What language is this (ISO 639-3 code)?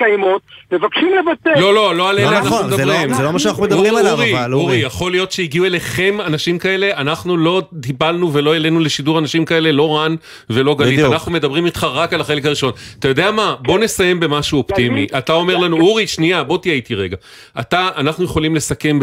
heb